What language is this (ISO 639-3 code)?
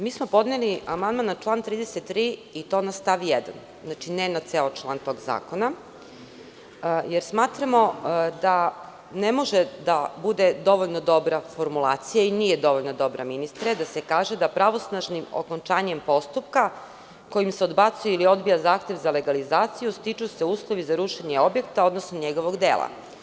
srp